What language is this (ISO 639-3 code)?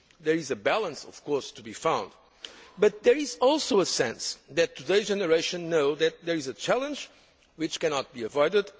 eng